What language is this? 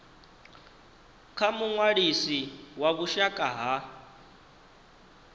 Venda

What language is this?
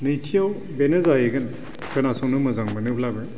Bodo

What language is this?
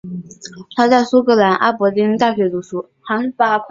Chinese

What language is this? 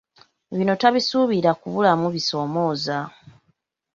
Ganda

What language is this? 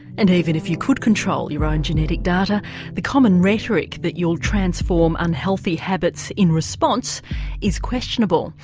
English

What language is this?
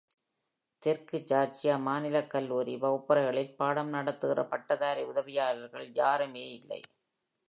Tamil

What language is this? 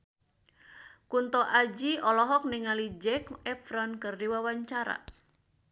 Sundanese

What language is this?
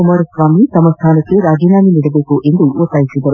Kannada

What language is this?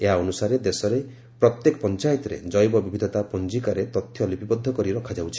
Odia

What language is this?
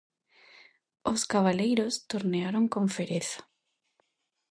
Galician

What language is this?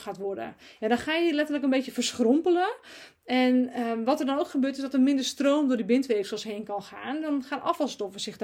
Dutch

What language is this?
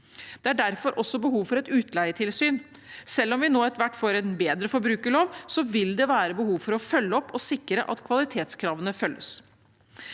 Norwegian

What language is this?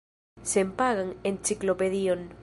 Esperanto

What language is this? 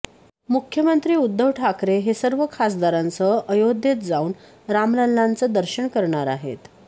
Marathi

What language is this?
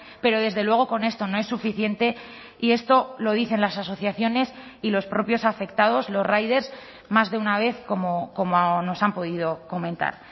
Spanish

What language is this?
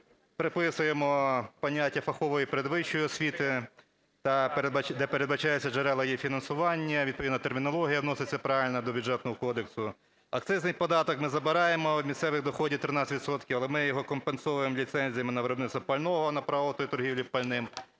Ukrainian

